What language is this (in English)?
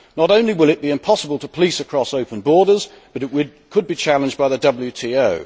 English